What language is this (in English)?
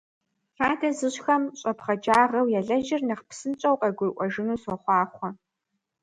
Kabardian